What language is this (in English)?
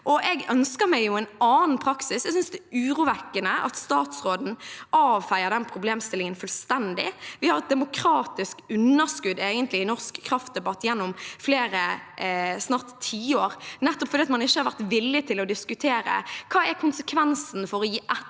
Norwegian